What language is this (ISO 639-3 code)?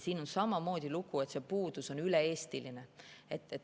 est